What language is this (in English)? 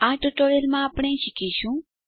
Gujarati